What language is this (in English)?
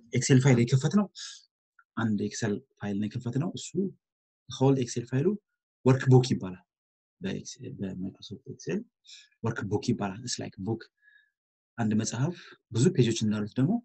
Turkish